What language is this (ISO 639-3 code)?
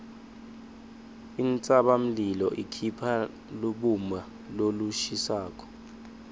ssw